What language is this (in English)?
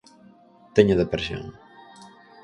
Galician